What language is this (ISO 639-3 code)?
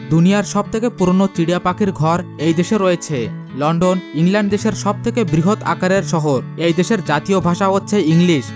ben